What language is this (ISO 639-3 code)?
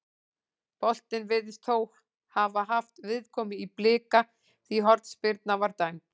isl